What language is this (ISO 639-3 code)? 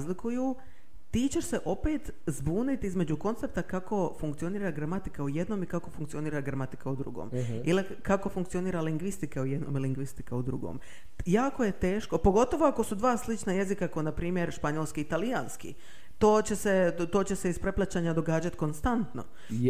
hrv